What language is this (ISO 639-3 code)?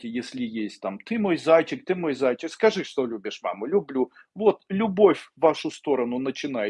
rus